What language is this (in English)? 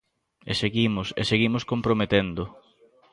Galician